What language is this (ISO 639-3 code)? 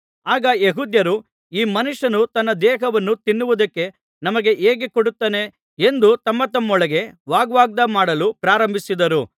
kan